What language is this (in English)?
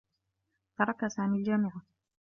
Arabic